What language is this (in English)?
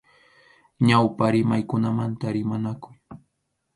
Arequipa-La Unión Quechua